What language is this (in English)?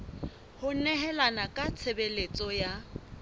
Southern Sotho